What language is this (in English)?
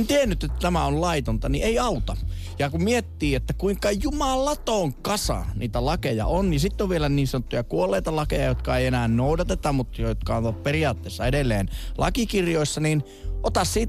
Finnish